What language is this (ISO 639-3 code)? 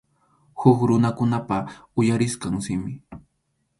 qxu